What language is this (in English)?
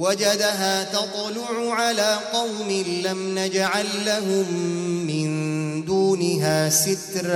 Arabic